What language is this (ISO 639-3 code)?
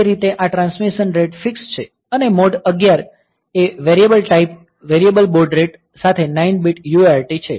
guj